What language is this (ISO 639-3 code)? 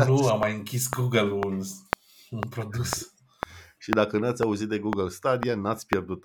ron